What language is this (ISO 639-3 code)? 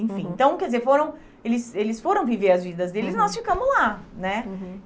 por